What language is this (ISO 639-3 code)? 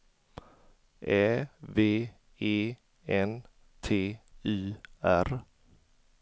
swe